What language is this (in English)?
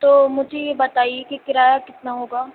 Urdu